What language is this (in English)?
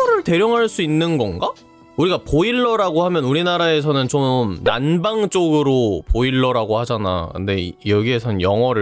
Korean